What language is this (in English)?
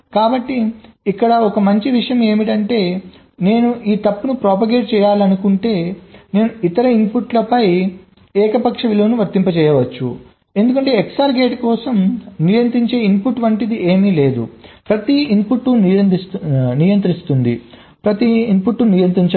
Telugu